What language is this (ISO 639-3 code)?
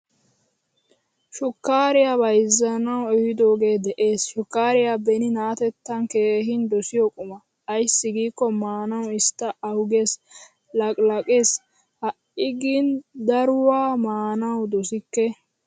wal